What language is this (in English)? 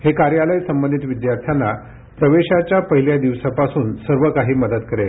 Marathi